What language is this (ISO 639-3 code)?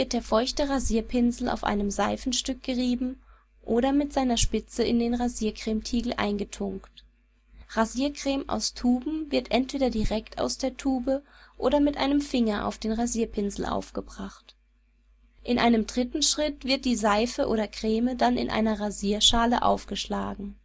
deu